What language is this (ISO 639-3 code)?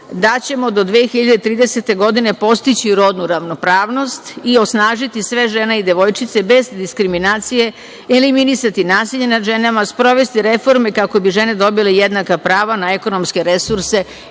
srp